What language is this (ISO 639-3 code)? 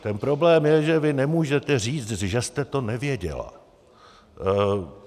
ces